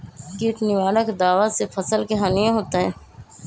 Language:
Magahi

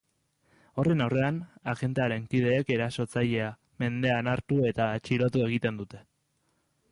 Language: Basque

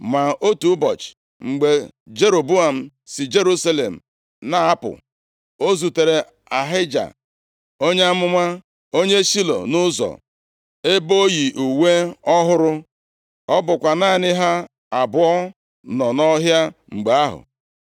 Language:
Igbo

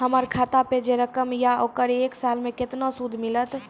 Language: Maithili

